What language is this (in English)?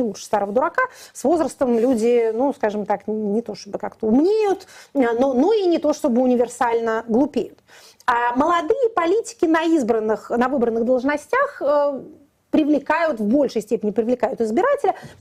Russian